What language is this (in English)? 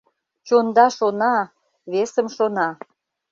Mari